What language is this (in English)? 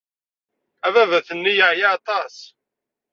Kabyle